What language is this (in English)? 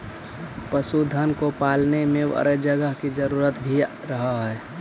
Magahi